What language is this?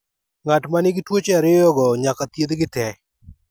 Luo (Kenya and Tanzania)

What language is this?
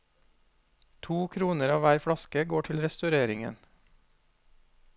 Norwegian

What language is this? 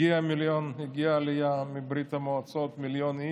Hebrew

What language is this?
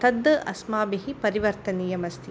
Sanskrit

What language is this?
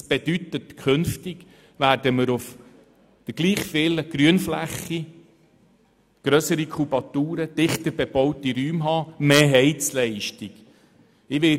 Swiss German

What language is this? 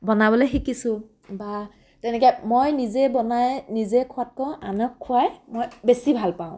Assamese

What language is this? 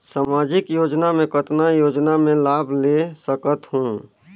Chhattisgarhi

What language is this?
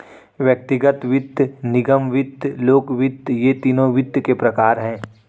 Hindi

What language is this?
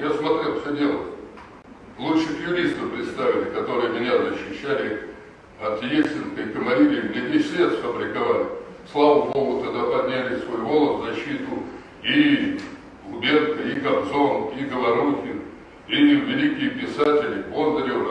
Russian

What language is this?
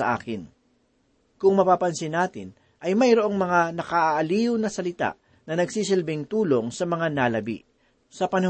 Filipino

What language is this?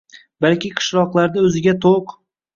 Uzbek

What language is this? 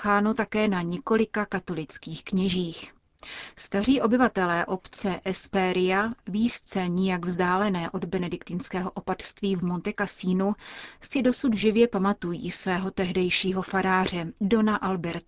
Czech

